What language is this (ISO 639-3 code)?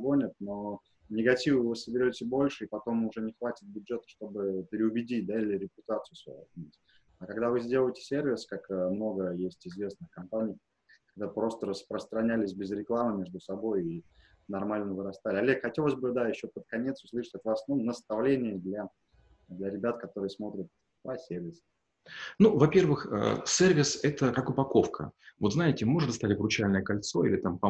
rus